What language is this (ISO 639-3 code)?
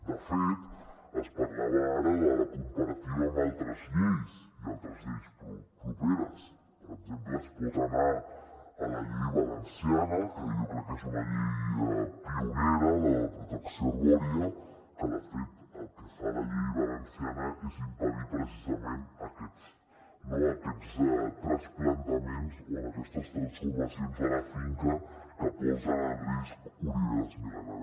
cat